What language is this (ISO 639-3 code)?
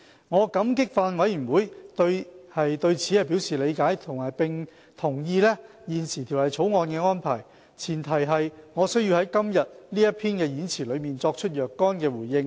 yue